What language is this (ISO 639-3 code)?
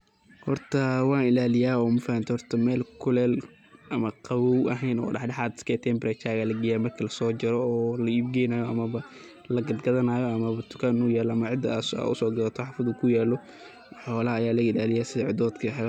som